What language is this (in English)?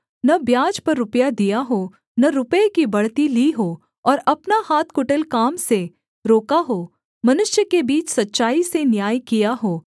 Hindi